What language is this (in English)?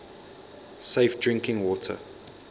English